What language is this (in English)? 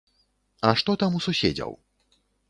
Belarusian